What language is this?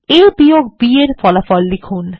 Bangla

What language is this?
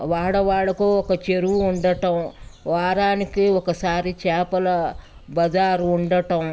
Telugu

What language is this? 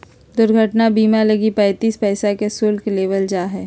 Magahi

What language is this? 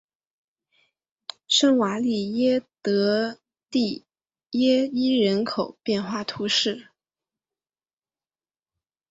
Chinese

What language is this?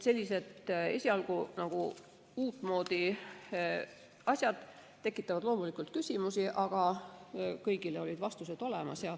Estonian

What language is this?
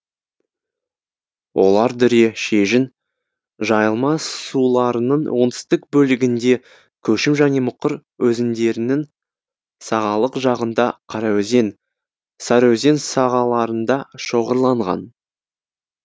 Kazakh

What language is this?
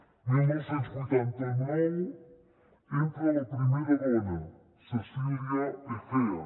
Catalan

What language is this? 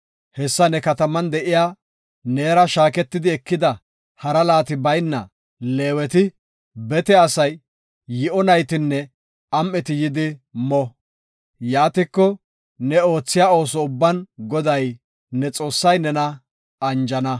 Gofa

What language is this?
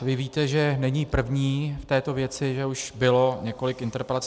Czech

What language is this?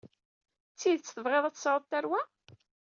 Kabyle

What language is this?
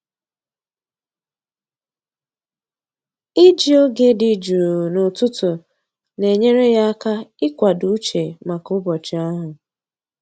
Igbo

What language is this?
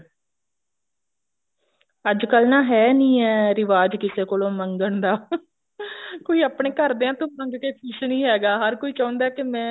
Punjabi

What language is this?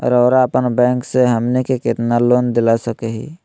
Magahi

